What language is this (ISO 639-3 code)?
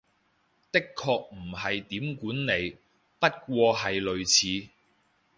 yue